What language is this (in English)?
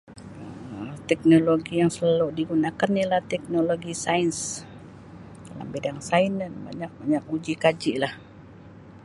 Sabah Malay